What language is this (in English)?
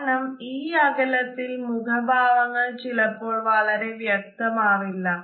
Malayalam